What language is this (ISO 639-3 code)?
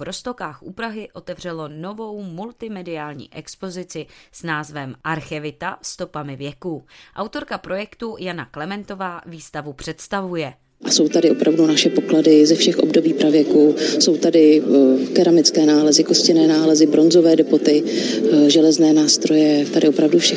ces